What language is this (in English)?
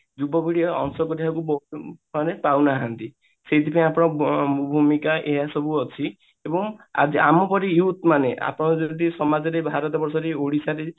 Odia